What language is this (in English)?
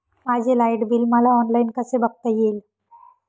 Marathi